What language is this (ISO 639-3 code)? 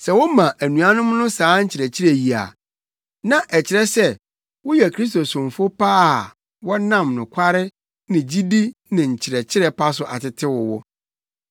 aka